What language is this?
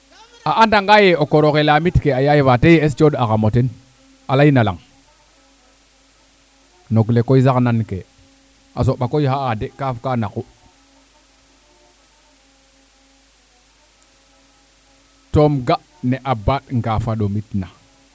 Serer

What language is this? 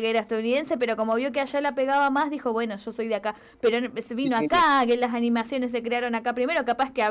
Spanish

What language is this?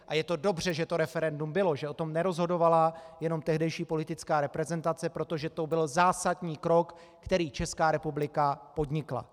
Czech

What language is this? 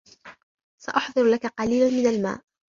Arabic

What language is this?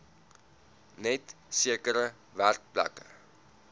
Afrikaans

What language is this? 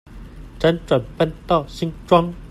Chinese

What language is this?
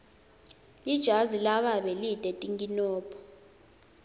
Swati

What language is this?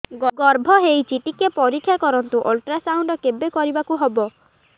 Odia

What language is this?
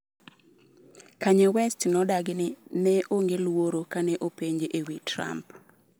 Luo (Kenya and Tanzania)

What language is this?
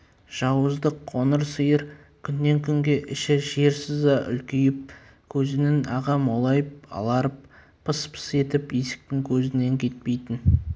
Kazakh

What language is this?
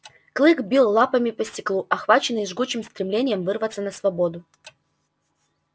Russian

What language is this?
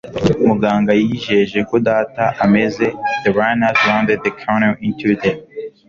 Kinyarwanda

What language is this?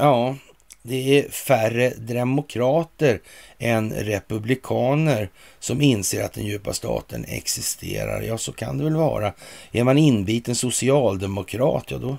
Swedish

